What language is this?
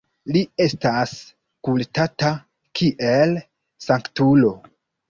Esperanto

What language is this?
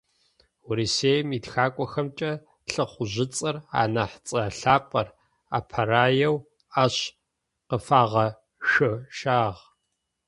Adyghe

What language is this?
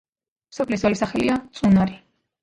Georgian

